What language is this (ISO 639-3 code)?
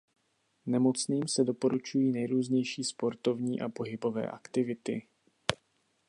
ces